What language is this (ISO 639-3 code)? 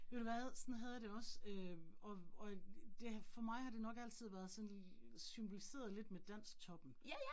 dan